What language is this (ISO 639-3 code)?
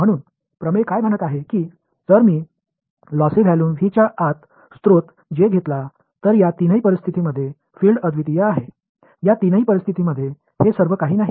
mar